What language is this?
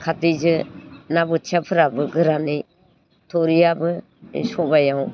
Bodo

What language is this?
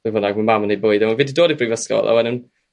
Welsh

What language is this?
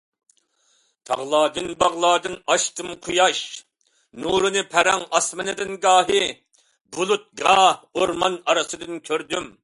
Uyghur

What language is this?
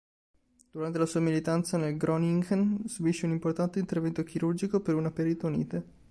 Italian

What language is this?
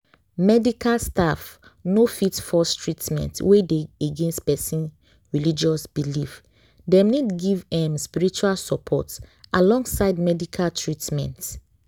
Nigerian Pidgin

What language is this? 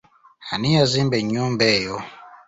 Ganda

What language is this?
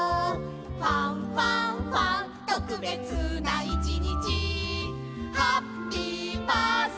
Japanese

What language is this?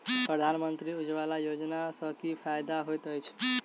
Maithili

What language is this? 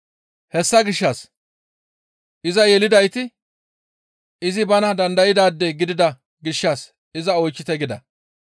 Gamo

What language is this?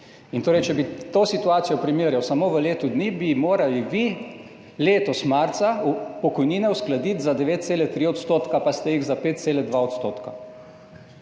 Slovenian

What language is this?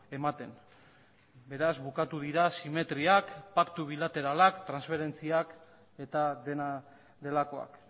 Basque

